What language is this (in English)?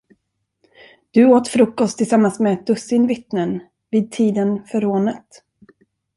Swedish